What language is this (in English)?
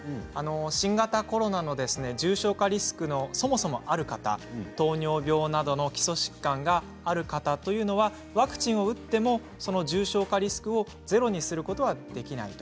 Japanese